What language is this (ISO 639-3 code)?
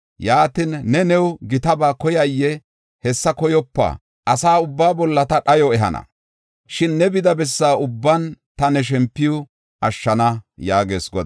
gof